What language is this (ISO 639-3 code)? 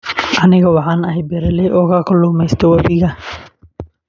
som